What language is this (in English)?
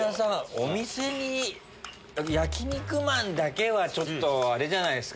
Japanese